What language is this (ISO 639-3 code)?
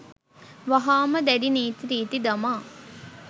sin